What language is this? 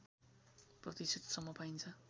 Nepali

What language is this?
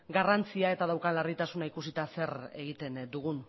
Basque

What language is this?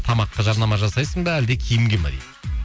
Kazakh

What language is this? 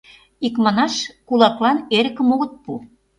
Mari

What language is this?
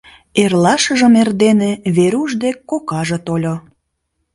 Mari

